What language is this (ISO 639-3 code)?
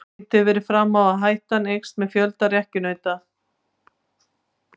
isl